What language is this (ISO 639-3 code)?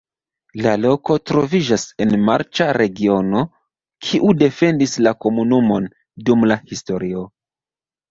epo